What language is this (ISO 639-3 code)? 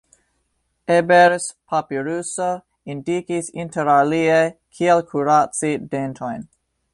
epo